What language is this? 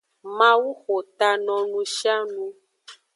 Aja (Benin)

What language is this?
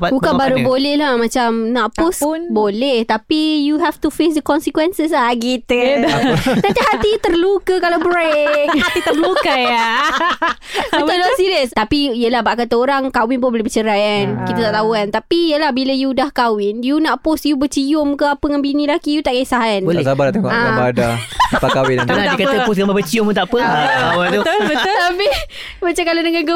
Malay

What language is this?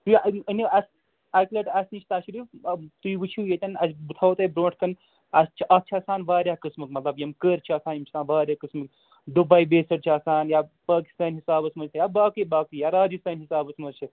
Kashmiri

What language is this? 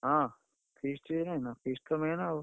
Odia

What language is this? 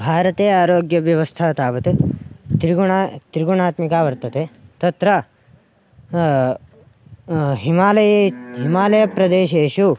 Sanskrit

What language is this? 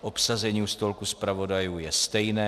Czech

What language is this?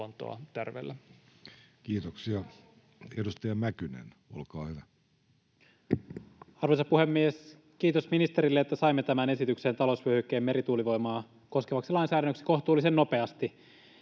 Finnish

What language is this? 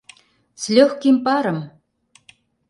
Mari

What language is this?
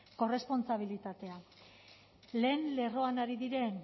Basque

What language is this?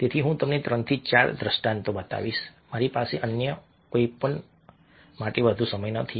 Gujarati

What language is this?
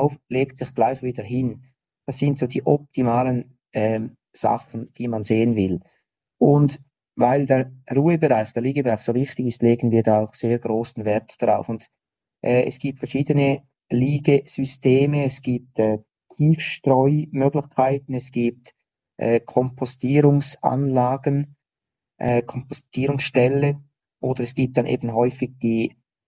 German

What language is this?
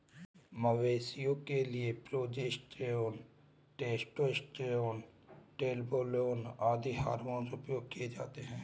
Hindi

